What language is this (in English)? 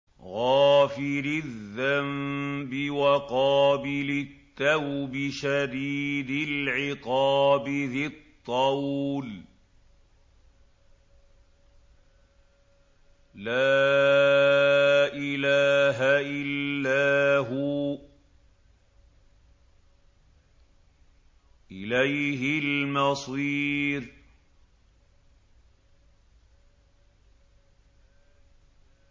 Arabic